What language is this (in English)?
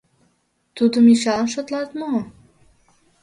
Mari